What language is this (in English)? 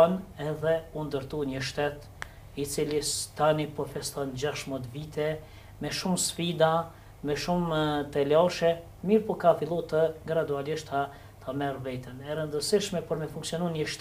Romanian